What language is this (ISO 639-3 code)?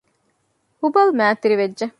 div